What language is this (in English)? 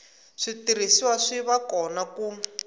Tsonga